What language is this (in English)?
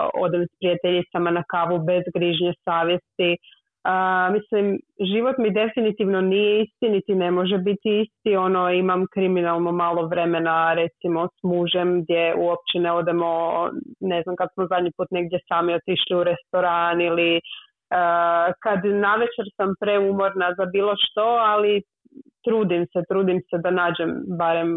Croatian